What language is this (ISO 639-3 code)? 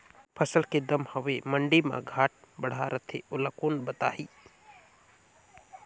hne